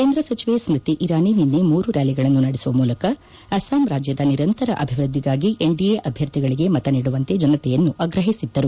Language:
Kannada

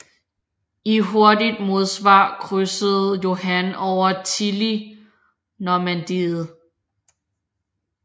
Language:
Danish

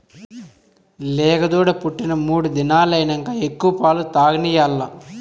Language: Telugu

